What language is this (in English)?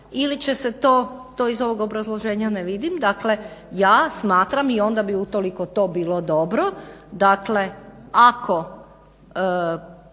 Croatian